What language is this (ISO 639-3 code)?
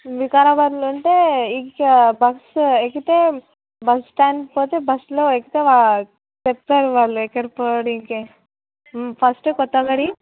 tel